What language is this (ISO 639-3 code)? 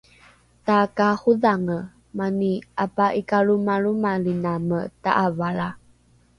dru